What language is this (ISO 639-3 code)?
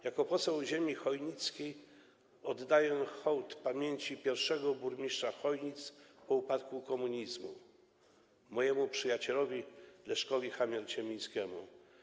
pol